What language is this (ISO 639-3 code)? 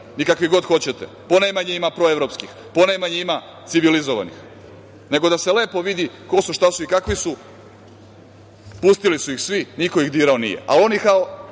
srp